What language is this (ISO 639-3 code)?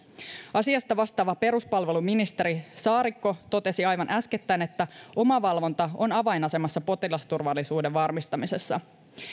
fin